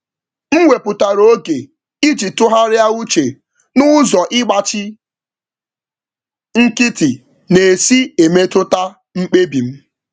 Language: Igbo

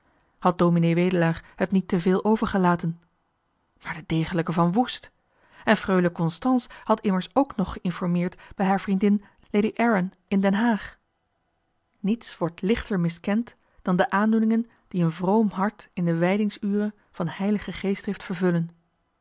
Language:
Dutch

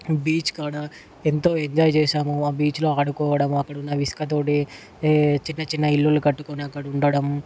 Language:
Telugu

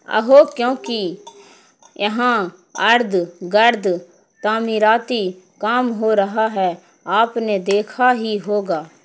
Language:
Urdu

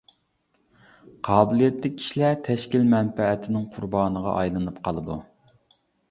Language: Uyghur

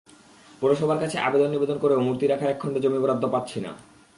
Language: Bangla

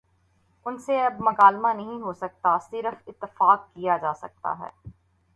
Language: Urdu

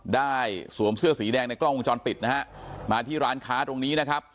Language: Thai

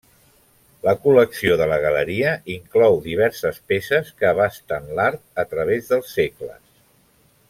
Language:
Catalan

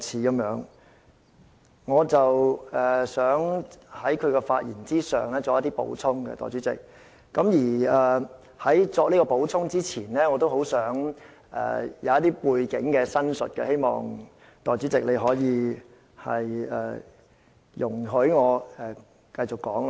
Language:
Cantonese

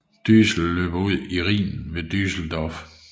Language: Danish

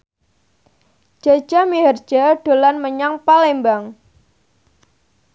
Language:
Javanese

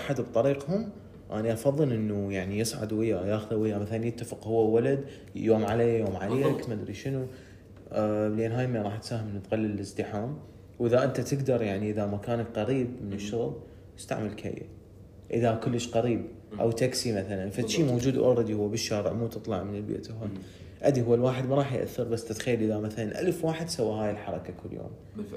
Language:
Arabic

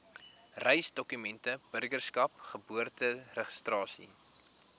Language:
Afrikaans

